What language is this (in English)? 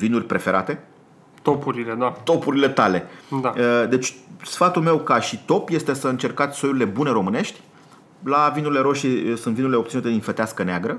Romanian